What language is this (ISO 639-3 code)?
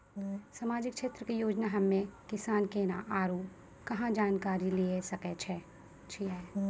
mai